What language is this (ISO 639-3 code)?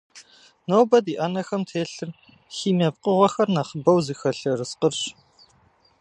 kbd